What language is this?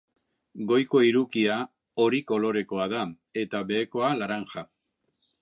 Basque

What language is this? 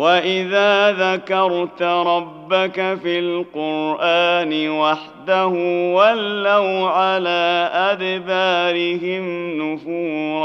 Arabic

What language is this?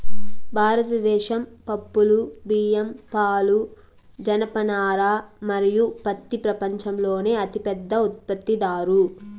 Telugu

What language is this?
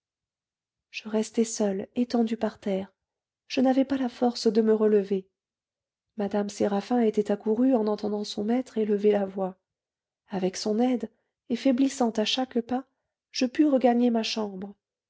French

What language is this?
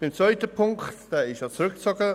Swiss German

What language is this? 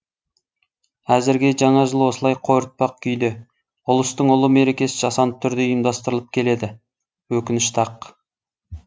Kazakh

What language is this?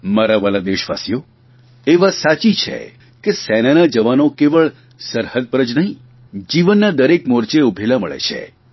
Gujarati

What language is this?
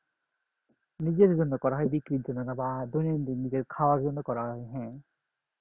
Bangla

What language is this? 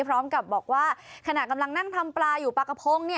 Thai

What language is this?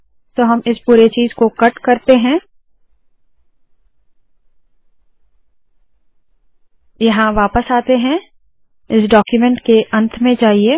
Hindi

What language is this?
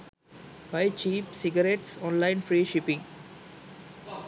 Sinhala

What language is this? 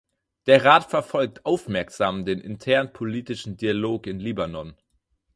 German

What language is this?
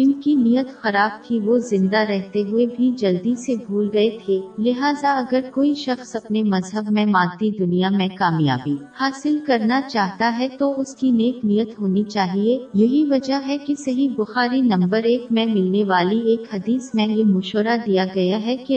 Urdu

